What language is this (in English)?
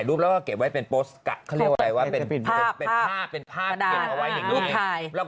Thai